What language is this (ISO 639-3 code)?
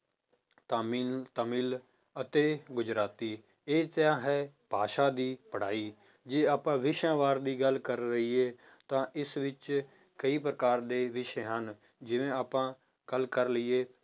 pan